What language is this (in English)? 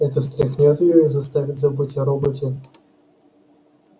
Russian